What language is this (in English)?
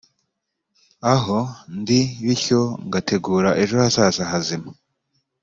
Kinyarwanda